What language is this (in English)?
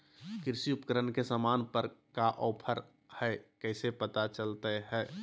Magahi